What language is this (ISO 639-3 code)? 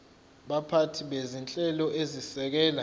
zul